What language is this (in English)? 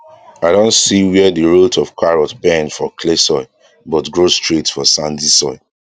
Nigerian Pidgin